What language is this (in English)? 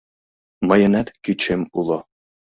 Mari